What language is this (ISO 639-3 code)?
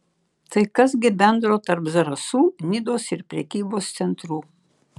lit